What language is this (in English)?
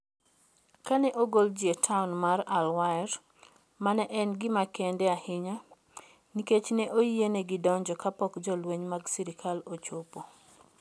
Luo (Kenya and Tanzania)